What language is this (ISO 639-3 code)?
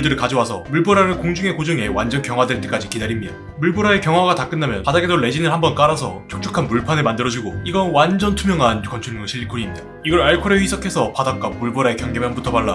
kor